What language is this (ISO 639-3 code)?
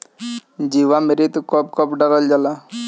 bho